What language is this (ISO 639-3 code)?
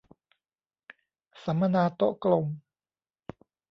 tha